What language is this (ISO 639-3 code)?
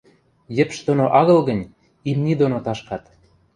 mrj